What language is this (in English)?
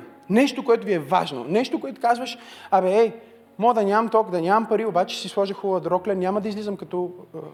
Bulgarian